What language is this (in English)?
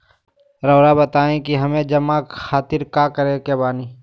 Magahi